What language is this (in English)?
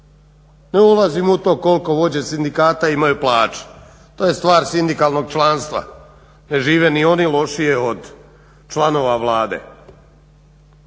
Croatian